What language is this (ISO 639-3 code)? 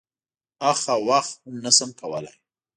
pus